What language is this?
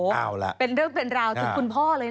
Thai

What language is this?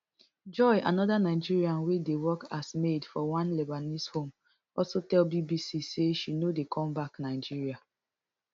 Nigerian Pidgin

